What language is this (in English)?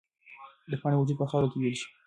Pashto